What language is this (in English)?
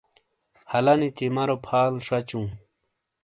Shina